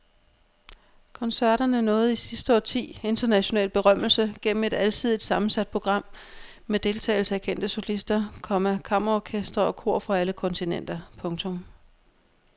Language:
Danish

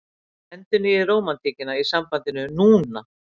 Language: Icelandic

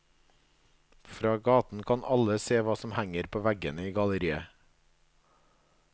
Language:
Norwegian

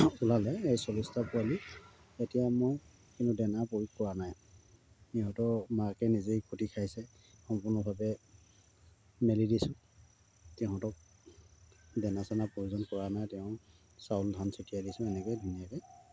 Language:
Assamese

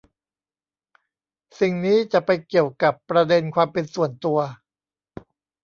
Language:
Thai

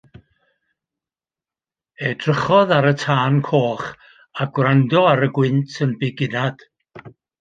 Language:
Welsh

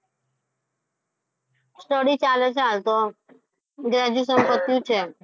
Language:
Gujarati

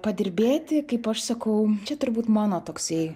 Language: Lithuanian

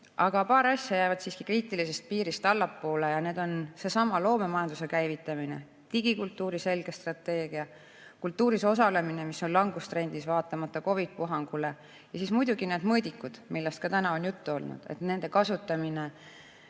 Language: Estonian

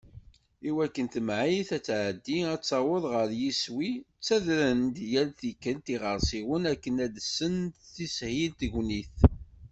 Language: Kabyle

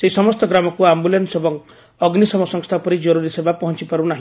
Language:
Odia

